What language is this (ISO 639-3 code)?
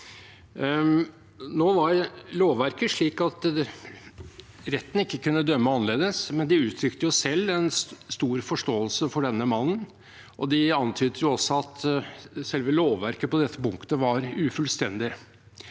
nor